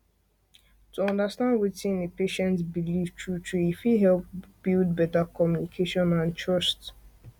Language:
Nigerian Pidgin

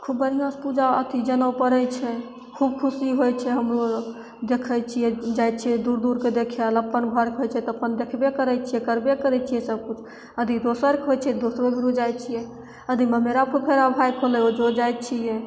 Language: Maithili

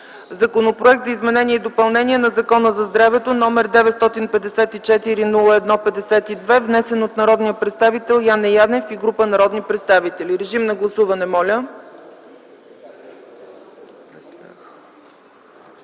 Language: Bulgarian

